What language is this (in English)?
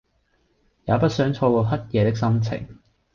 Cantonese